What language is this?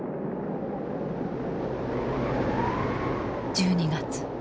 Japanese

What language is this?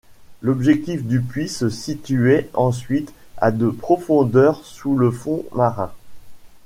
French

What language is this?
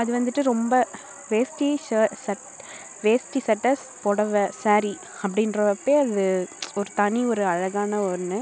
Tamil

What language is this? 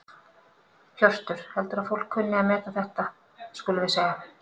Icelandic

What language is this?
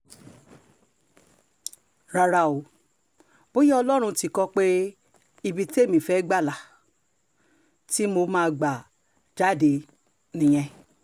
Yoruba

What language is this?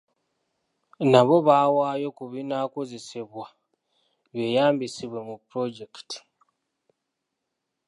Ganda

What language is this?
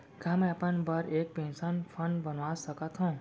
Chhattisgarhi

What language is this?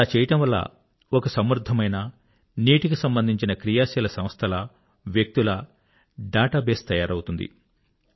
Telugu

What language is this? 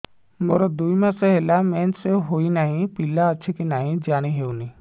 Odia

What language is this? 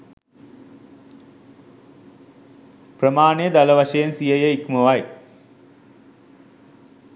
Sinhala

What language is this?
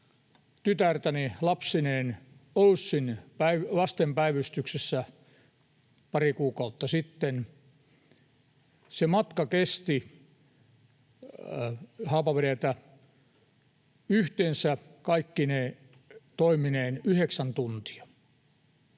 Finnish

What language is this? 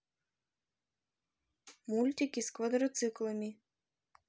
Russian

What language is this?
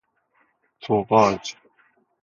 Persian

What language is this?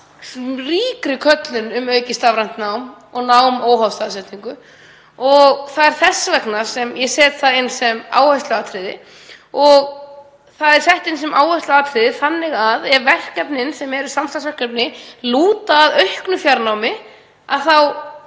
Icelandic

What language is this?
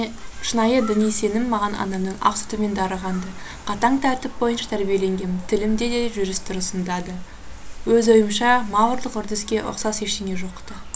Kazakh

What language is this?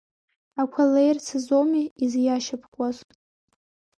Abkhazian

